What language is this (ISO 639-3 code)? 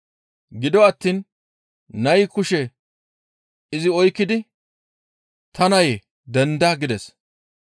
gmv